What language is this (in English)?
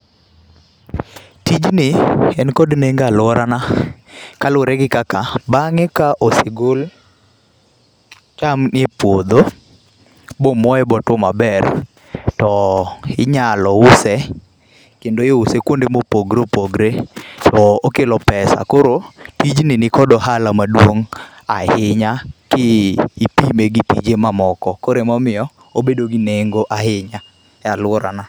Luo (Kenya and Tanzania)